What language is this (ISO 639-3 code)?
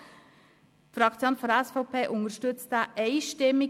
gsw